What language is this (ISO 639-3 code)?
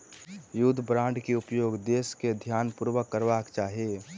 mai